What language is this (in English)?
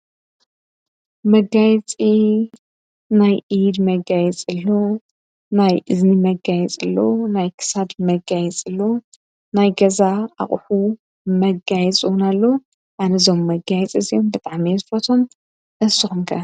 Tigrinya